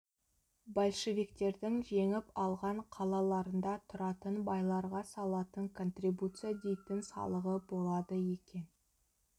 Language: Kazakh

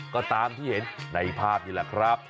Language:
Thai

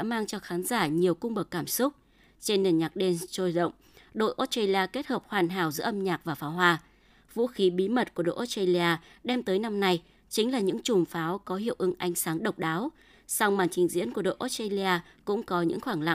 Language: Vietnamese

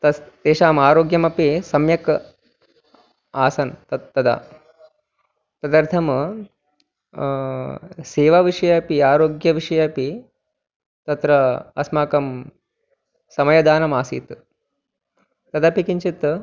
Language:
Sanskrit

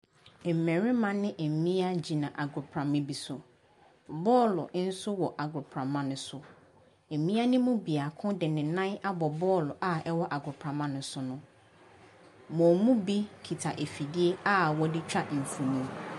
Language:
Akan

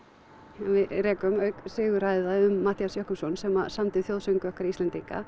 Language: Icelandic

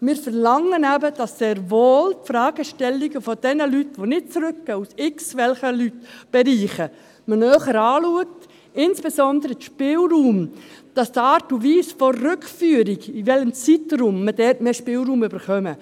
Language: Swiss German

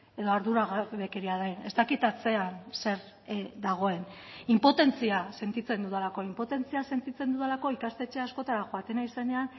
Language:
Basque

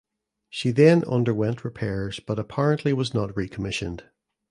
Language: English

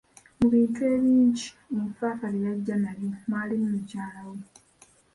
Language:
Ganda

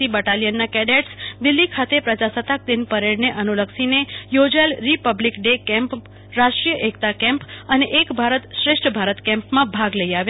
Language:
Gujarati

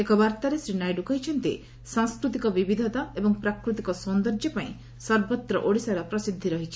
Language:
Odia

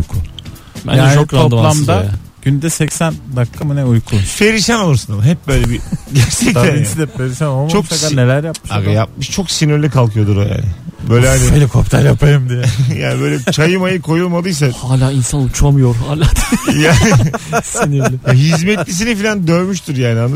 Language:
Turkish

